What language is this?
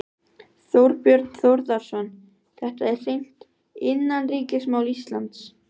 Icelandic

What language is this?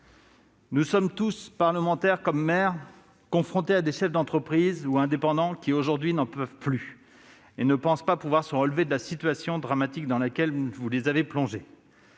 French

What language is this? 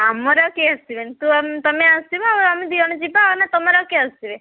Odia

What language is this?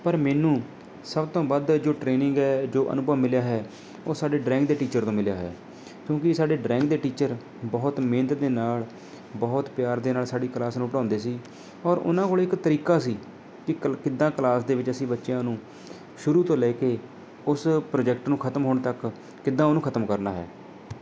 Punjabi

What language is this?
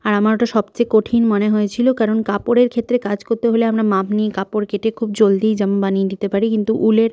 Bangla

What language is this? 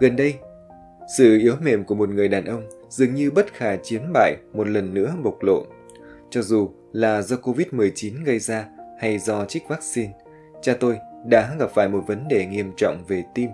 Vietnamese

